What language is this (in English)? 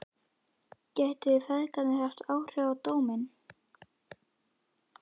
Icelandic